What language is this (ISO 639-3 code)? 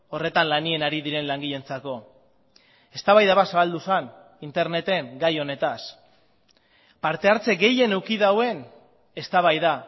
eus